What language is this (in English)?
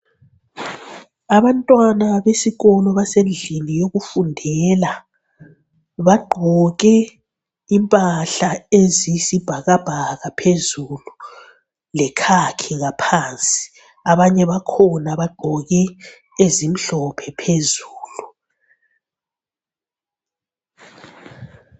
North Ndebele